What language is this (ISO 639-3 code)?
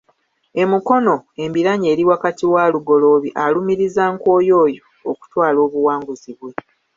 lug